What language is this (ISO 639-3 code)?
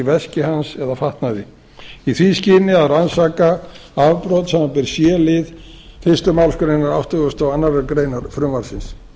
isl